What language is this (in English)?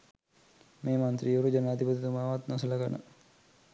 Sinhala